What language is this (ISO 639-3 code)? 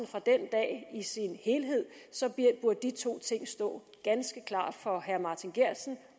dan